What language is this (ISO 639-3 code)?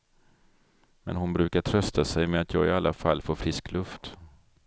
swe